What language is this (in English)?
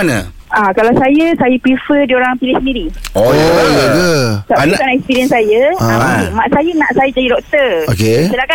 Malay